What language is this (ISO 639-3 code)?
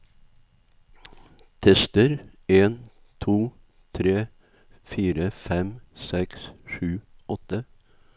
nor